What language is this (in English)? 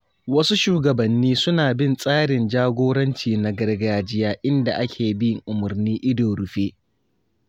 Hausa